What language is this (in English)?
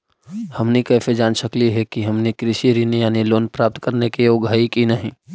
Magahi